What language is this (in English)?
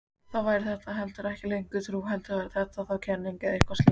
Icelandic